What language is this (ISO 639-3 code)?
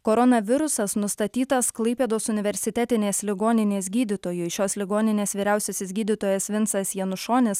lit